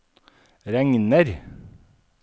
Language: Norwegian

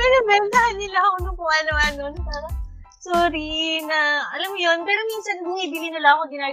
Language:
Filipino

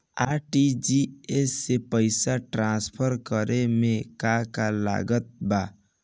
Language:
Bhojpuri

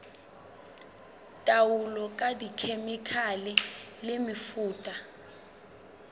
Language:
Southern Sotho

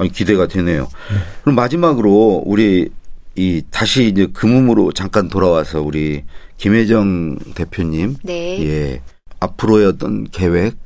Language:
Korean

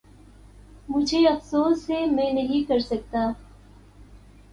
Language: Urdu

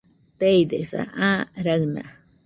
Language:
Nüpode Huitoto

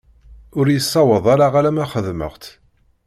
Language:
Kabyle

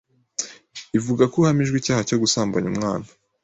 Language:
Kinyarwanda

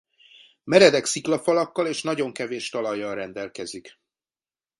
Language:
Hungarian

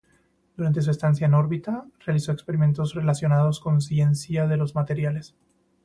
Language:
Spanish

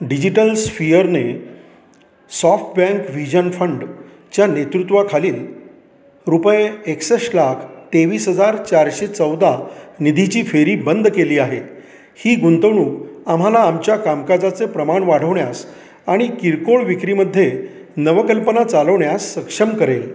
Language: Marathi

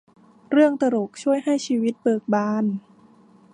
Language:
Thai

